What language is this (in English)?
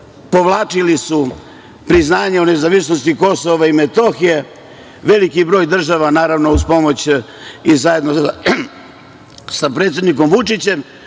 Serbian